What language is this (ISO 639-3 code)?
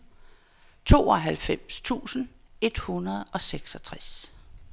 dan